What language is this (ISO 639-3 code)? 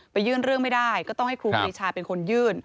tha